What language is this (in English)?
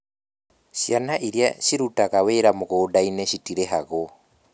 Kikuyu